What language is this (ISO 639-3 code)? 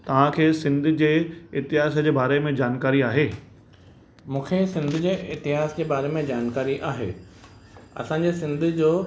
snd